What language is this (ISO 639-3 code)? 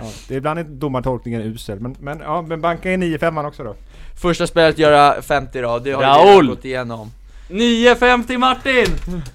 swe